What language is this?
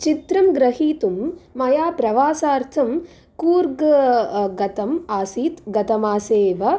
Sanskrit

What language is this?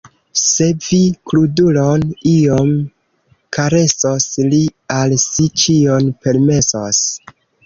Esperanto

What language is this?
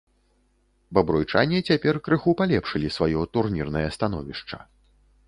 Belarusian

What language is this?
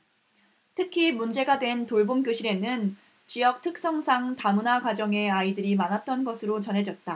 Korean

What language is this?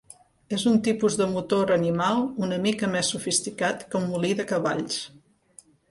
Catalan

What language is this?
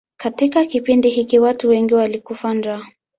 Swahili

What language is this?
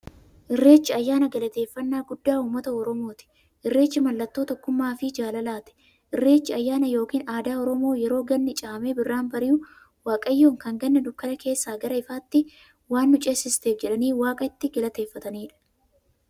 Oromo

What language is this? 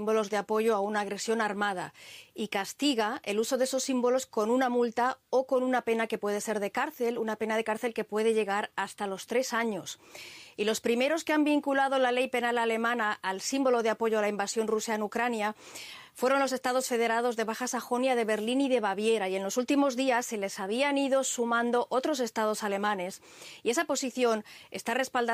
Spanish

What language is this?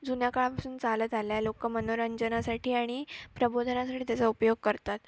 Marathi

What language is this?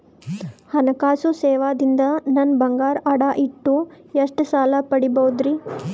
Kannada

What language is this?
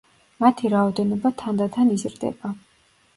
Georgian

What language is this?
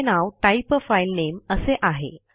Marathi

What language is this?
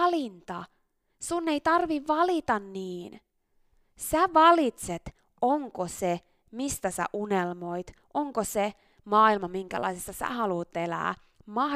Finnish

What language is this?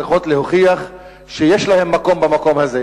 Hebrew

